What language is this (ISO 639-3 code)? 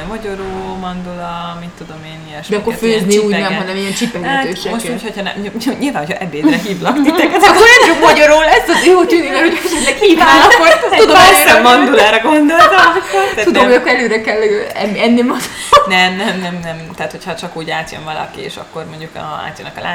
hun